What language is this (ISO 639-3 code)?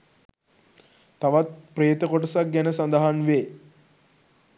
sin